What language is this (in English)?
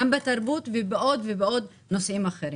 Hebrew